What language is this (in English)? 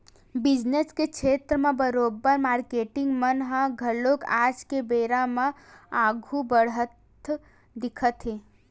Chhattisgarhi